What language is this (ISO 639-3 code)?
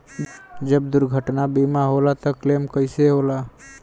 bho